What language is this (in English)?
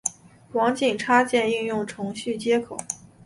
Chinese